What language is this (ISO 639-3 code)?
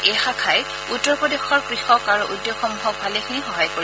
asm